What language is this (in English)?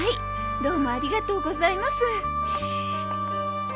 Japanese